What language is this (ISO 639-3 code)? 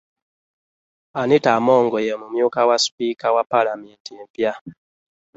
lug